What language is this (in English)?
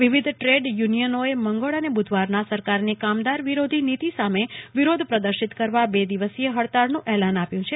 Gujarati